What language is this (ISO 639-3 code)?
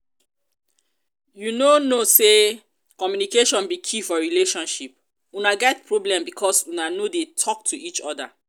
pcm